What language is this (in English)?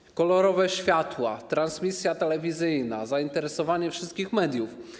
Polish